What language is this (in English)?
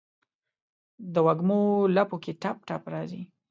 Pashto